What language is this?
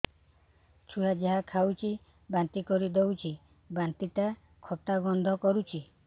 Odia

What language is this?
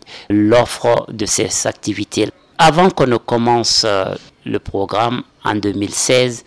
French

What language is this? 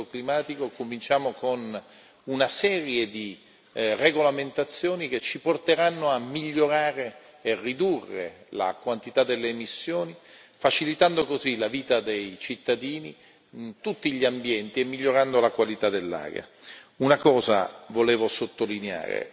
Italian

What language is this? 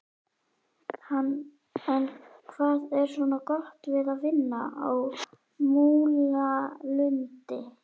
Icelandic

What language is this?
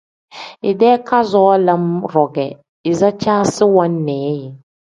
Tem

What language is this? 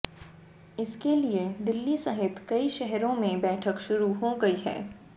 Hindi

